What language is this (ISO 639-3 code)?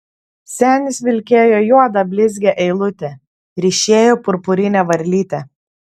lit